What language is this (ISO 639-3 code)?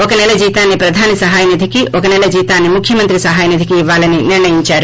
tel